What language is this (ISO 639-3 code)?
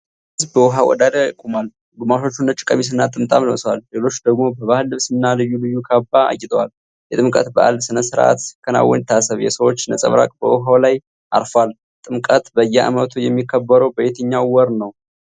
amh